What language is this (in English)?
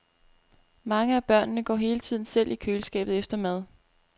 Danish